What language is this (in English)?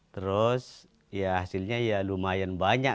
Indonesian